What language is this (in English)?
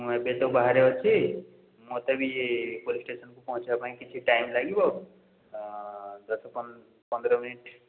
Odia